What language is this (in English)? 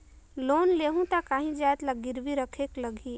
Chhattisgarhi